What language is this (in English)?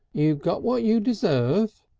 English